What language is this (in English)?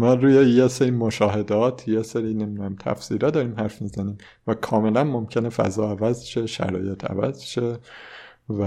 Persian